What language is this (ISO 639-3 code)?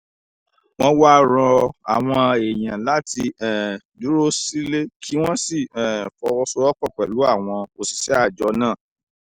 yor